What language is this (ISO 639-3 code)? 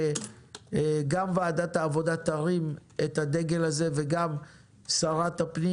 heb